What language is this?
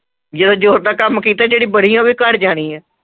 Punjabi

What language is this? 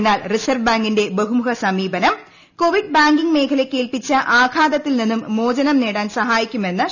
Malayalam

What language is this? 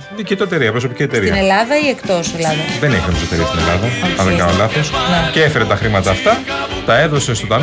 Greek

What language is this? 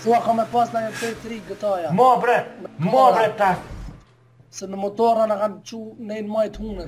Portuguese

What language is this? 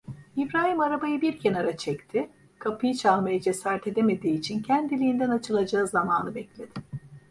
Turkish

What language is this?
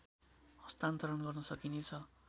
Nepali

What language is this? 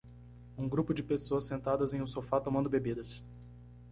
Portuguese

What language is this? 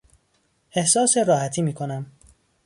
Persian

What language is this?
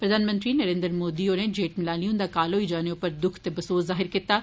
Dogri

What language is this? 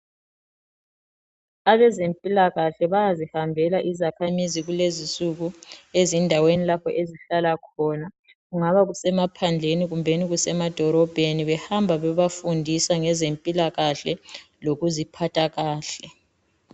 North Ndebele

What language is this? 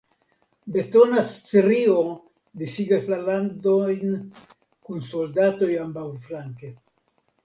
Esperanto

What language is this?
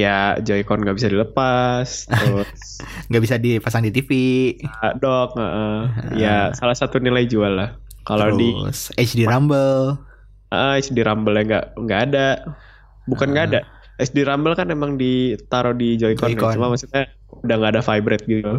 Indonesian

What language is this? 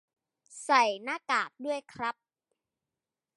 Thai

